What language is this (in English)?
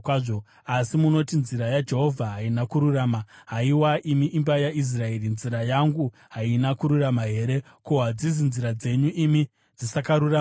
Shona